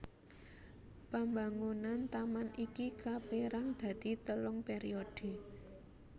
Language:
Javanese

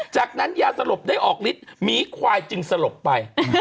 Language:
Thai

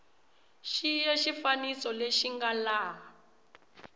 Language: Tsonga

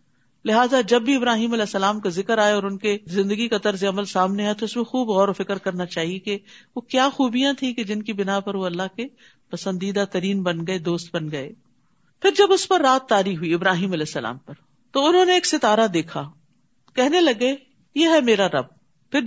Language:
Urdu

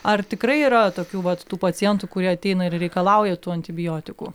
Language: Lithuanian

